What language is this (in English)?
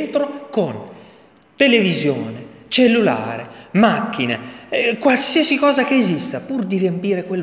Italian